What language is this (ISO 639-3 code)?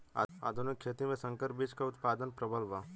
bho